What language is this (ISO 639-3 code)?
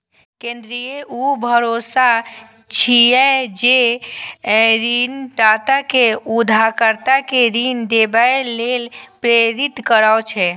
mai